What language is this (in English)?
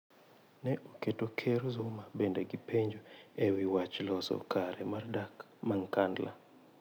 Luo (Kenya and Tanzania)